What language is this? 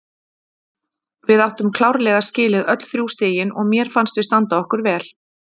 Icelandic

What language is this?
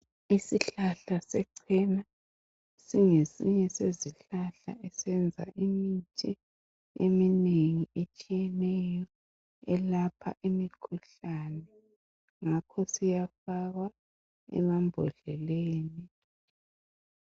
North Ndebele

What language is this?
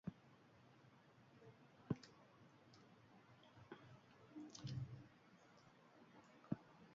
Basque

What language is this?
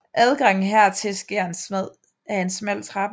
Danish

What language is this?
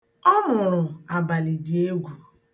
Igbo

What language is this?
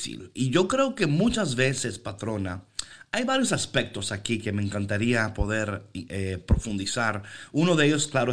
Spanish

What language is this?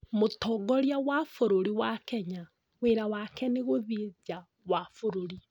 Kikuyu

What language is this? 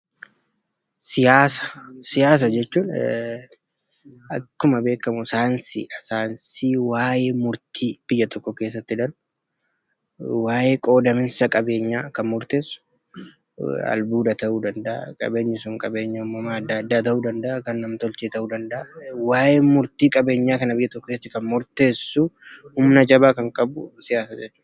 Oromo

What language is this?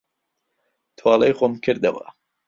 Central Kurdish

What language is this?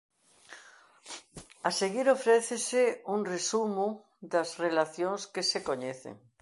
Galician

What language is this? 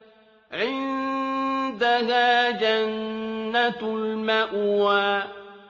Arabic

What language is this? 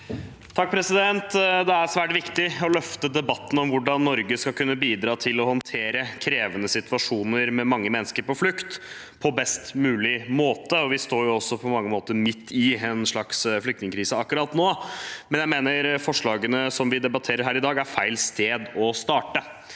Norwegian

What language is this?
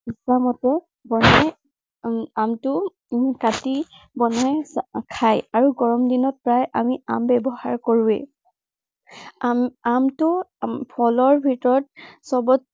Assamese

